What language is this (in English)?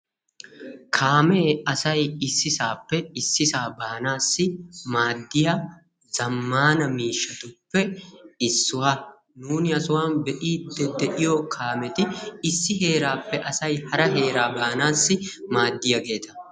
Wolaytta